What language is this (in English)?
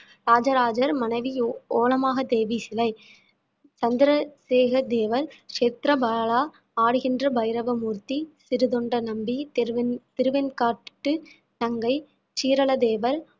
Tamil